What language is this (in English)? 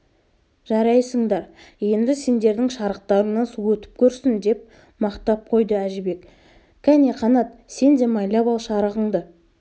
Kazakh